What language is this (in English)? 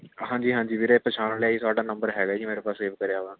Punjabi